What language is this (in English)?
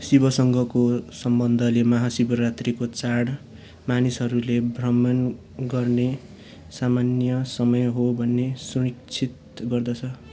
Nepali